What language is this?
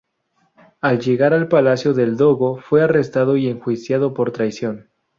Spanish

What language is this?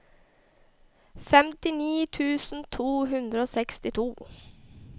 Norwegian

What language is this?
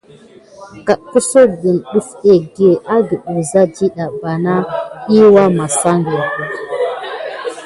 Gidar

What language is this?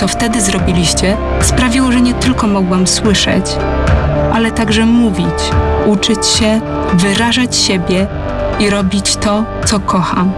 Polish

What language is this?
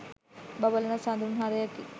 Sinhala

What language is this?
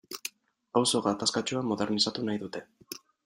Basque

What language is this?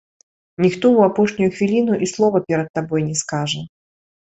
Belarusian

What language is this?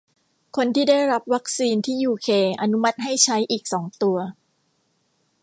Thai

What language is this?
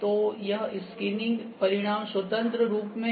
Hindi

